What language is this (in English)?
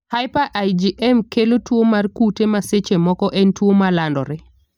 Luo (Kenya and Tanzania)